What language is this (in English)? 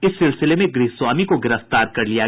Hindi